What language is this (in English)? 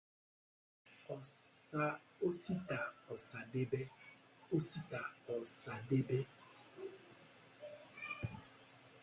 Igbo